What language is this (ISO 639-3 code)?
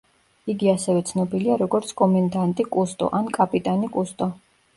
kat